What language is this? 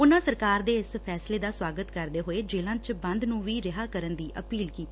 Punjabi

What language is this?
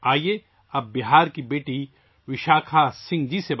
Urdu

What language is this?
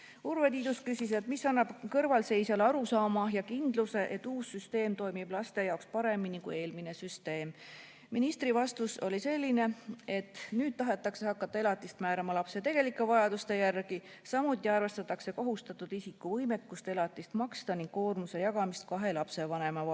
Estonian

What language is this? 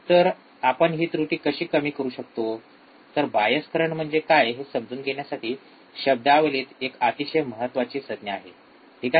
Marathi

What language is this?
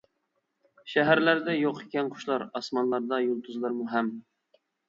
Uyghur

